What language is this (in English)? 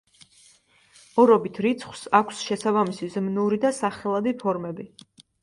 Georgian